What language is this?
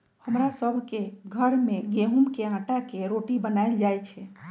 Magahi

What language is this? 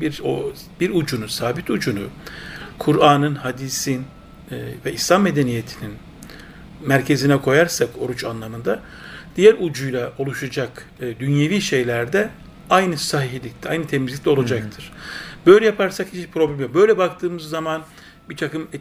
Turkish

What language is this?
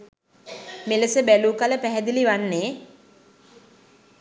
Sinhala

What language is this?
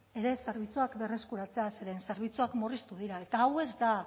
Basque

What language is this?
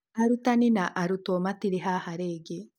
Kikuyu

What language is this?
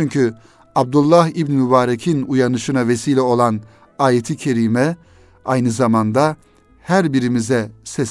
Turkish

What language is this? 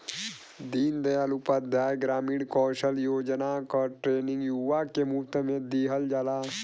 Bhojpuri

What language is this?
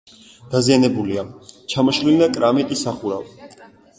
Georgian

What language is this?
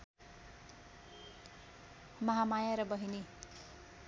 Nepali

